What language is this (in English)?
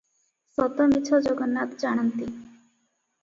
Odia